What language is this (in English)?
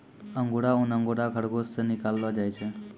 Maithili